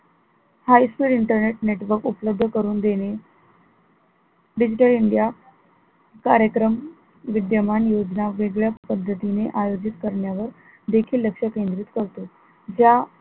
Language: Marathi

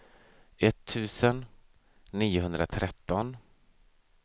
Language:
Swedish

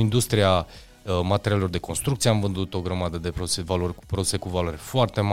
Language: Romanian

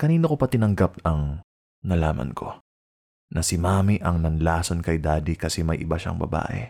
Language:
Filipino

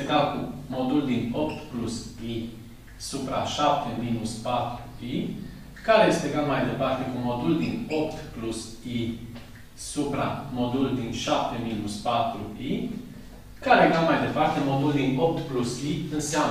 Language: Romanian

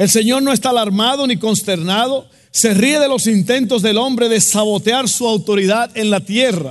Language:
Spanish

